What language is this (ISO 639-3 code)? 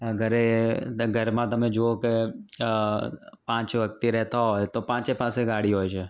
guj